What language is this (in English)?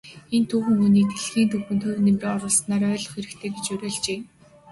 Mongolian